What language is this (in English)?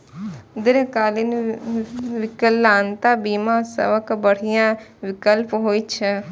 Maithili